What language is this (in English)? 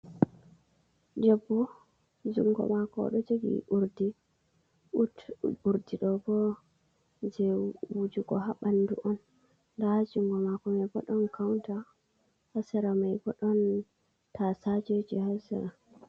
Fula